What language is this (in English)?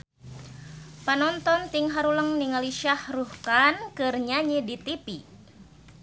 Sundanese